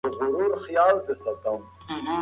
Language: Pashto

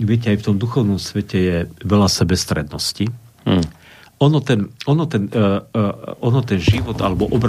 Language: Slovak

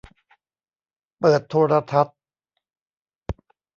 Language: Thai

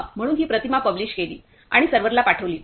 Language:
Marathi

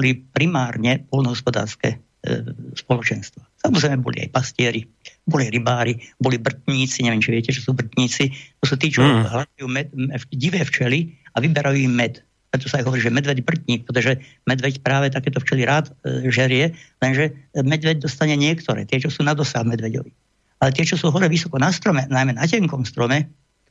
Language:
Slovak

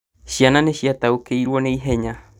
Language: Kikuyu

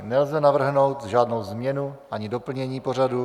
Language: Czech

